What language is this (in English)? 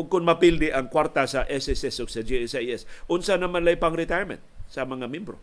Filipino